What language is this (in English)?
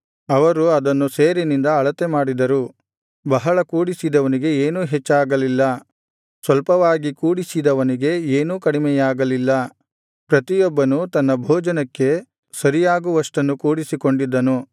Kannada